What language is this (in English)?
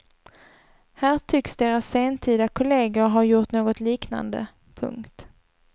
Swedish